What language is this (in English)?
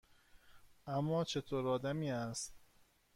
Persian